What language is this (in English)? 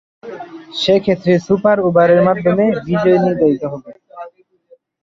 Bangla